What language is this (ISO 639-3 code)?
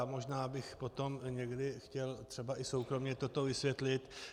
ces